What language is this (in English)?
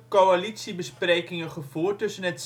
Dutch